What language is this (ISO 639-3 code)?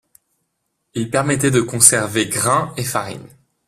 fra